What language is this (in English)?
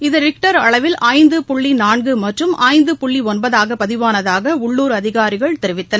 Tamil